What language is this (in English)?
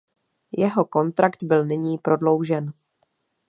Czech